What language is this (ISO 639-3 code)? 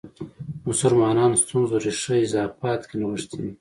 pus